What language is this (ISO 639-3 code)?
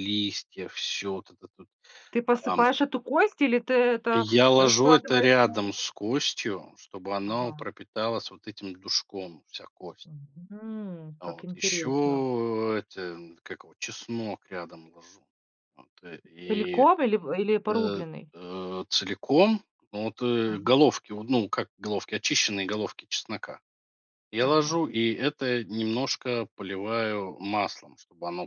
rus